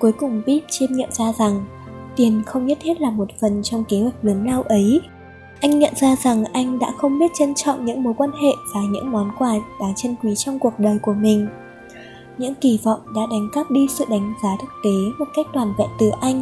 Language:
Vietnamese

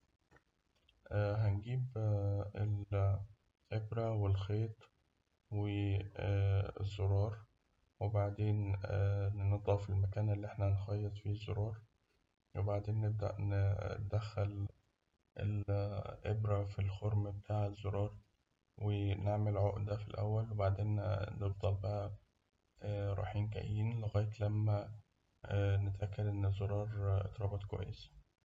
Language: Egyptian Arabic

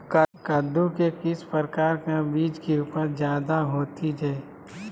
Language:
Magahi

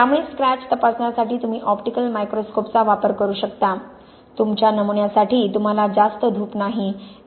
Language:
Marathi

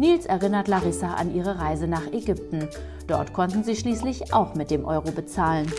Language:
German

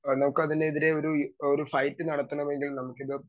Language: Malayalam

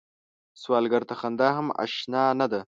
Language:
Pashto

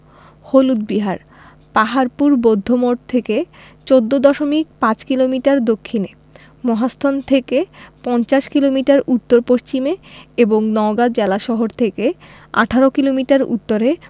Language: Bangla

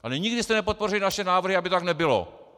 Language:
Czech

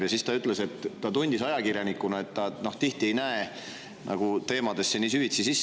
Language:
Estonian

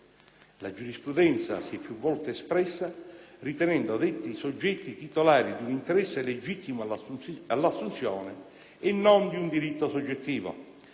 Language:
Italian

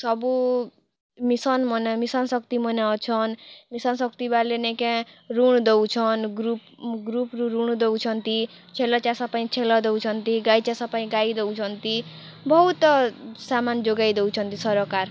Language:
Odia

